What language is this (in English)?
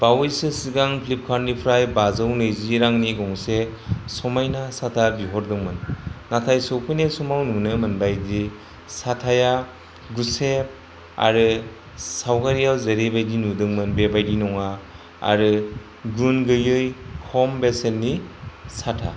Bodo